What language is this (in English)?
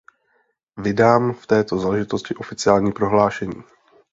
Czech